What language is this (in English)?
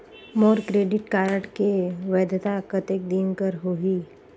Chhattisgarhi